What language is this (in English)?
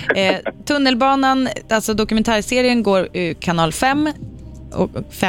Swedish